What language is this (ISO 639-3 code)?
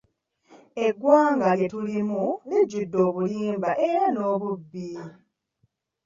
lug